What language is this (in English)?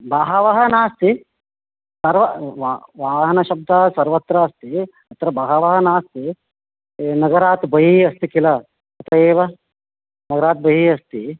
Sanskrit